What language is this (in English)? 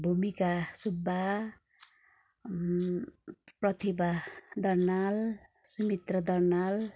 Nepali